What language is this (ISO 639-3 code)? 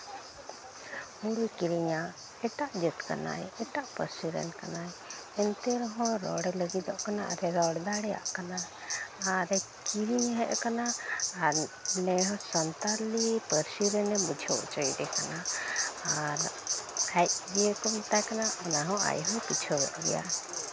sat